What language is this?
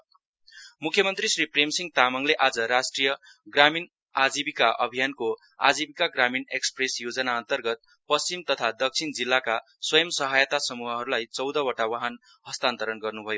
Nepali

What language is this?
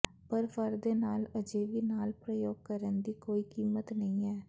Punjabi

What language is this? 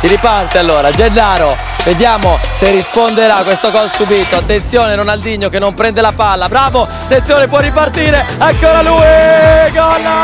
Italian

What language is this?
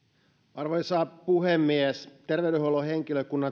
Finnish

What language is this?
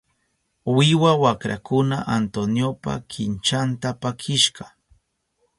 Southern Pastaza Quechua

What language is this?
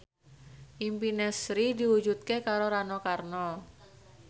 Javanese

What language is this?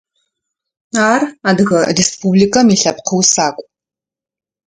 Adyghe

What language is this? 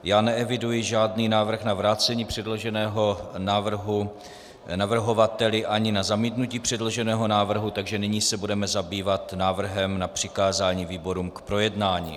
Czech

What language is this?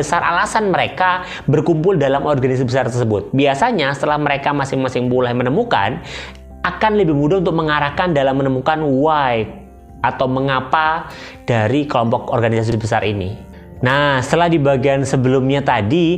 Indonesian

